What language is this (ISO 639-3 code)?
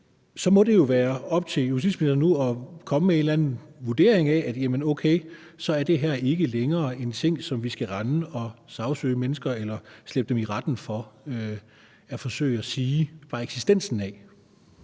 dan